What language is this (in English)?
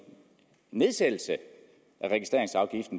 Danish